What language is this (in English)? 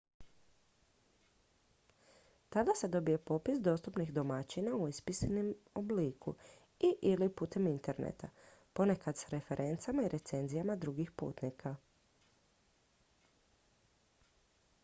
Croatian